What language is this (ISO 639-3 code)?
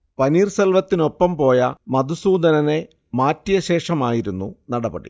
mal